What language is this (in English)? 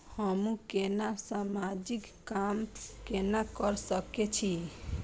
Maithili